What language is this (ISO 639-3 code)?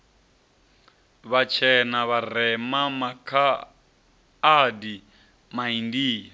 ven